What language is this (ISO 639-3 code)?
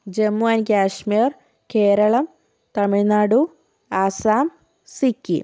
mal